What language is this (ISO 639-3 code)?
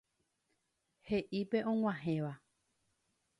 grn